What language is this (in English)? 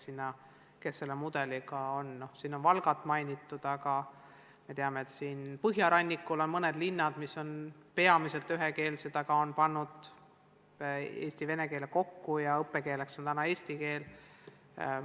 Estonian